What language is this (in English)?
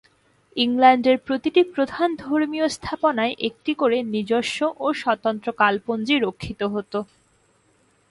Bangla